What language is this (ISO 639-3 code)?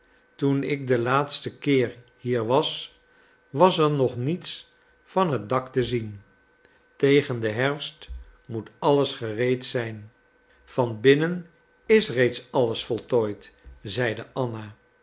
nld